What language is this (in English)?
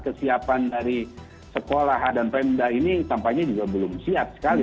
Indonesian